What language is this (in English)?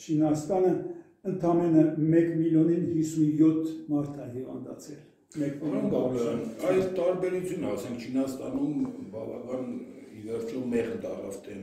Turkish